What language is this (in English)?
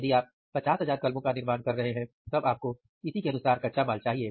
Hindi